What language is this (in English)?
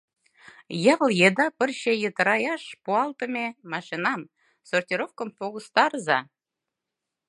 Mari